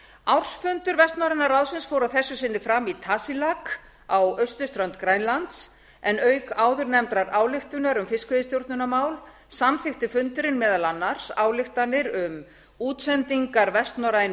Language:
Icelandic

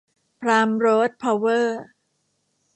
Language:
Thai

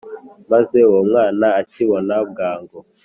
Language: Kinyarwanda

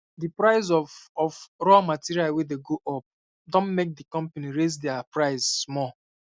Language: Nigerian Pidgin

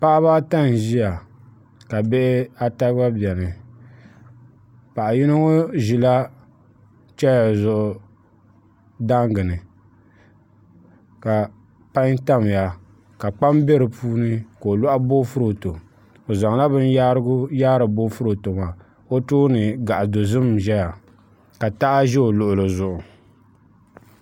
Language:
Dagbani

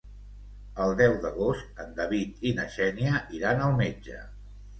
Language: Catalan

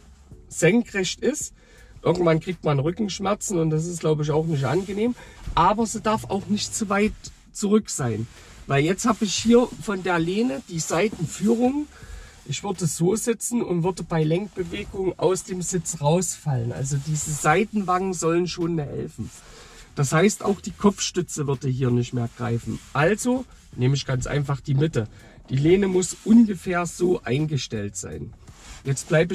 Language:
German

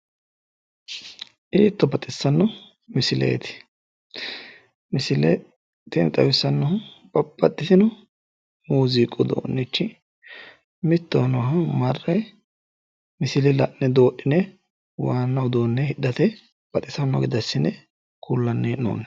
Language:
Sidamo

